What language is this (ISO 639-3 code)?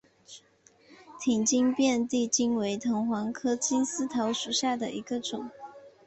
zho